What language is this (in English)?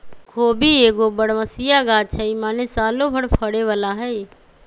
Magahi